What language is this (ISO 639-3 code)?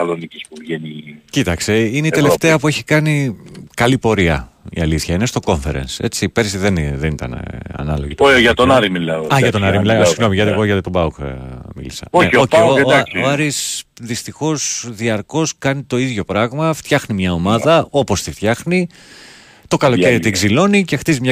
ell